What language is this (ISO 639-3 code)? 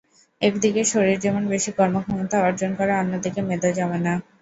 ben